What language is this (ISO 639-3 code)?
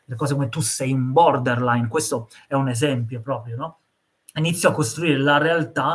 ita